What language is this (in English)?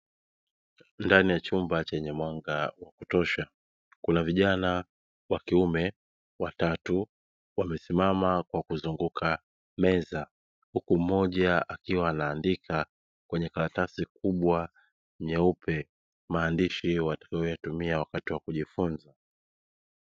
Swahili